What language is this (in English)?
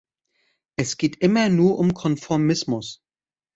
German